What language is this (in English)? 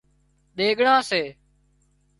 Wadiyara Koli